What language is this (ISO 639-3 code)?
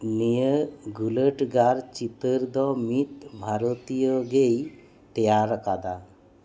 sat